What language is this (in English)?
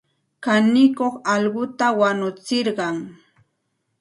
Santa Ana de Tusi Pasco Quechua